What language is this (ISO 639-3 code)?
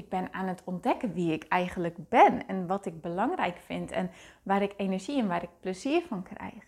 nld